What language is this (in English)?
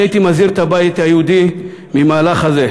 Hebrew